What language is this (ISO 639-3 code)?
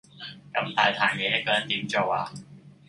yue